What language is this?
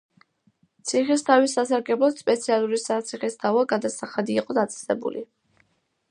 Georgian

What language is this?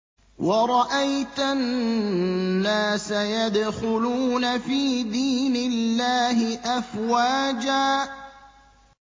Arabic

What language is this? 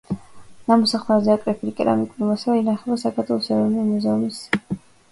Georgian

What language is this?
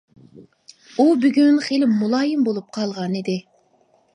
Uyghur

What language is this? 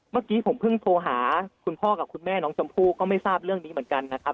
Thai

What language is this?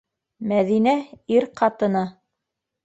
Bashkir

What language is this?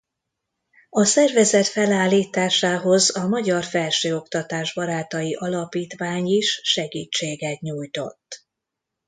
Hungarian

